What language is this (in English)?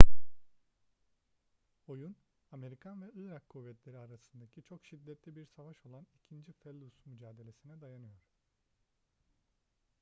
Turkish